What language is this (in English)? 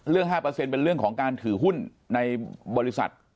Thai